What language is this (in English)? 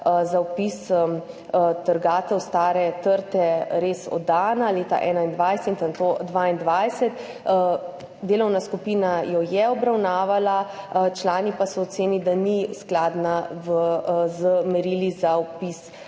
Slovenian